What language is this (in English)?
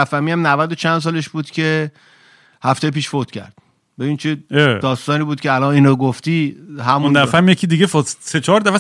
Persian